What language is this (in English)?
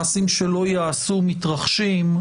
Hebrew